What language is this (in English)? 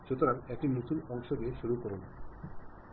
Bangla